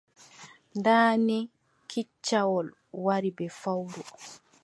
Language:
Adamawa Fulfulde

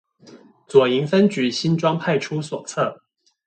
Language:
Chinese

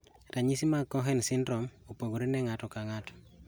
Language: Luo (Kenya and Tanzania)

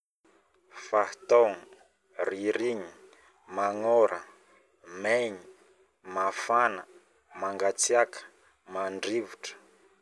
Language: Northern Betsimisaraka Malagasy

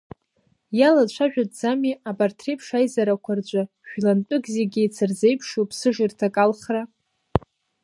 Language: Abkhazian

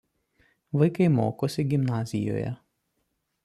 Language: Lithuanian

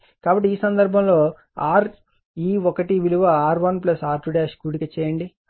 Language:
Telugu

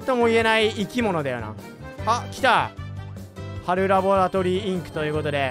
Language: Japanese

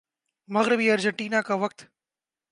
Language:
Urdu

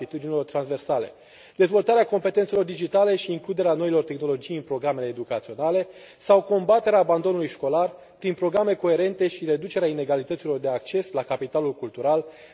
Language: Romanian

